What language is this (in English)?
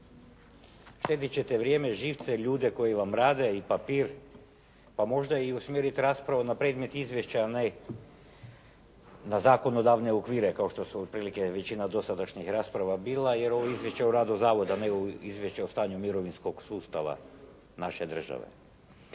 Croatian